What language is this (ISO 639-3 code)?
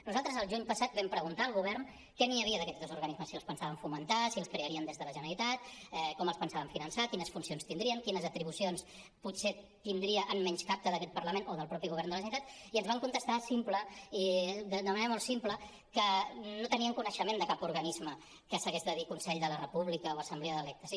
cat